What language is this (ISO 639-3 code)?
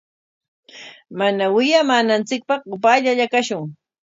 qwa